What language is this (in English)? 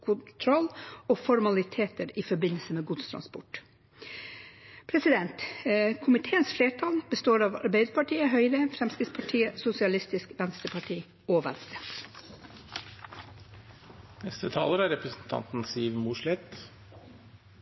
Norwegian Bokmål